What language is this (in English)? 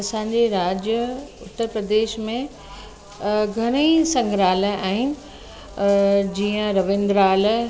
Sindhi